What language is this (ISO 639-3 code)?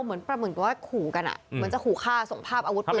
tha